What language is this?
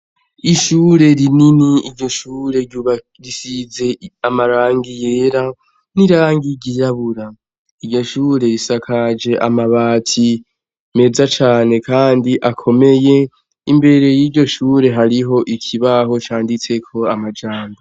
Rundi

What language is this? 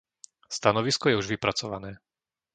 Slovak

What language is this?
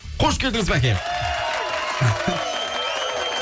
Kazakh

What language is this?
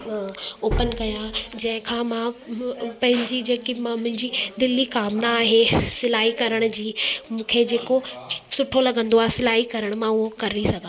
Sindhi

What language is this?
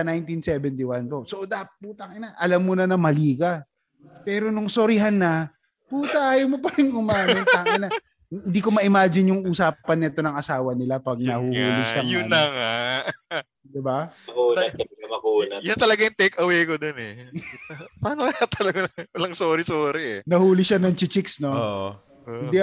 Filipino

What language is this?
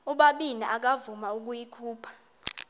Xhosa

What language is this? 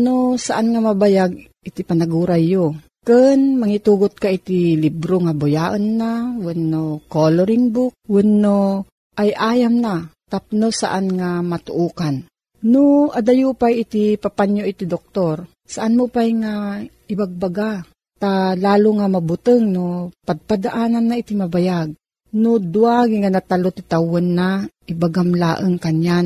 Filipino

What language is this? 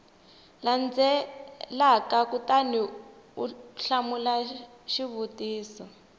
Tsonga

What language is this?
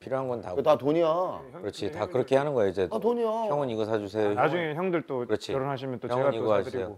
Korean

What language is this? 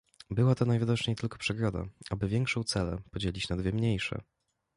Polish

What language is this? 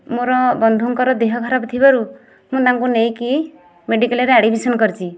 Odia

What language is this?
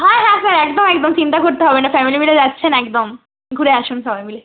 Bangla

